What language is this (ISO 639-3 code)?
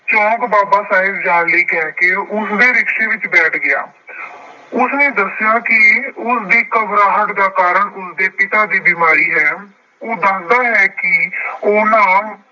pan